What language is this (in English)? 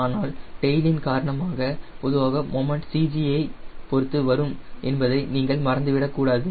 Tamil